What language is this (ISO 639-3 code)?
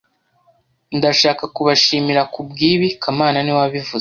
kin